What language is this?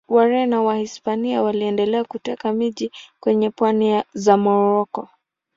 Swahili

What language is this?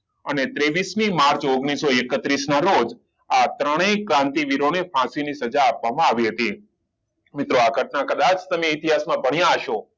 Gujarati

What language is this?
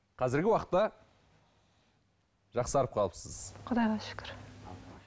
Kazakh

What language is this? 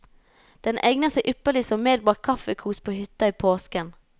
Norwegian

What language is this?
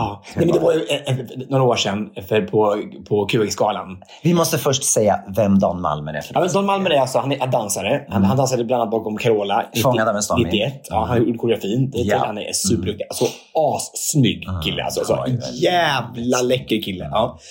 Swedish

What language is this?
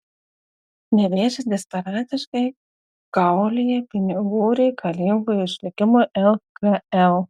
Lithuanian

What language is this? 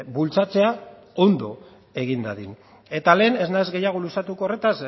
Basque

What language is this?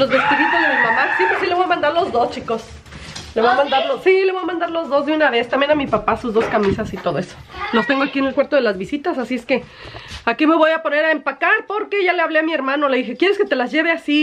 Spanish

